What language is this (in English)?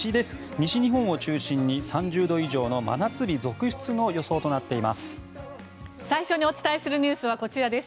Japanese